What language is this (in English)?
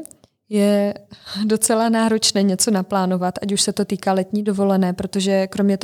Czech